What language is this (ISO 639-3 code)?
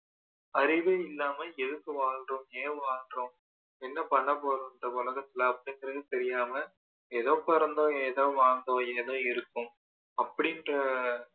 tam